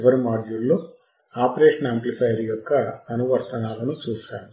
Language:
Telugu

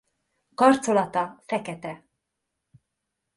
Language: Hungarian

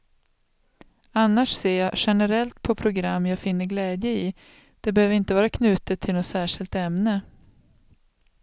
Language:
Swedish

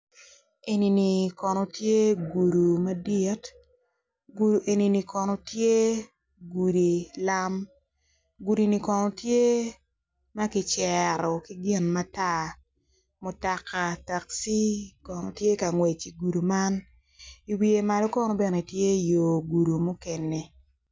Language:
Acoli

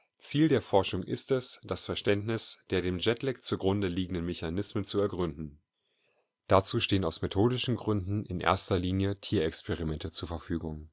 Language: German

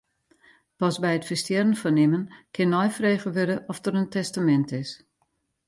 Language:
Western Frisian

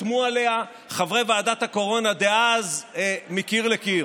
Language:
Hebrew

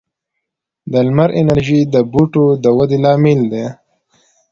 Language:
Pashto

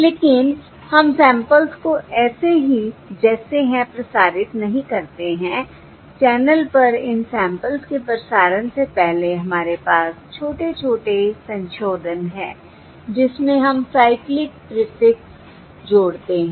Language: Hindi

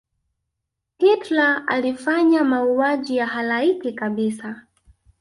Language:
Swahili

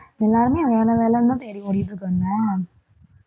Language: Tamil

